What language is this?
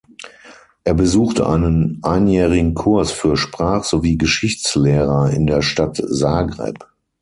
German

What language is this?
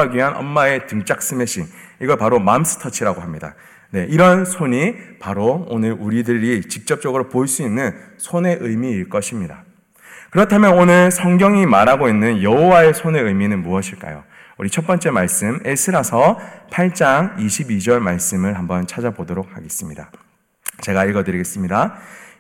Korean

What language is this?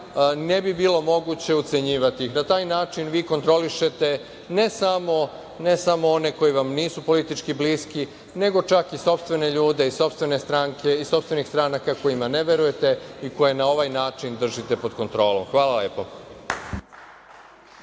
Serbian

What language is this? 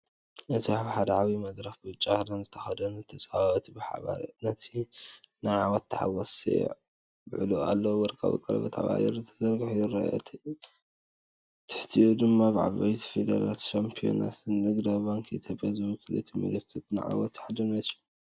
Tigrinya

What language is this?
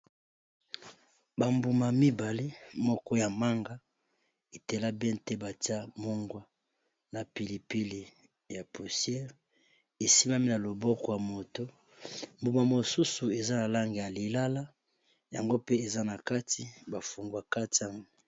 Lingala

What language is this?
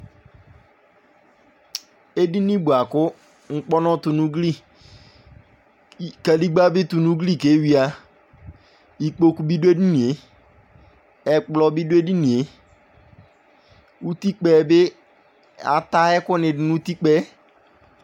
Ikposo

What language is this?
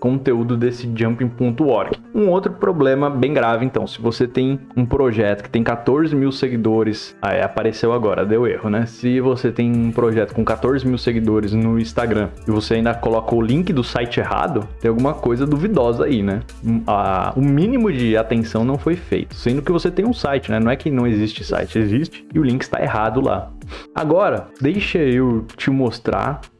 Portuguese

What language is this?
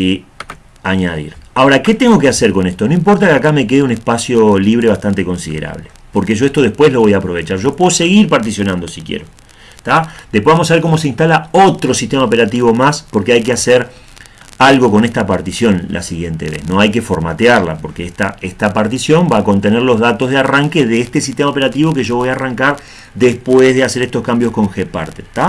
Spanish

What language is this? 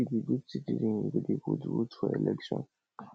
Nigerian Pidgin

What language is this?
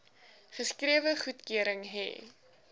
Afrikaans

